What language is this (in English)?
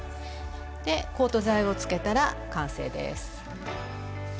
Japanese